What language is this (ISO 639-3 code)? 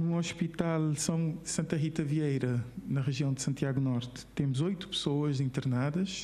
por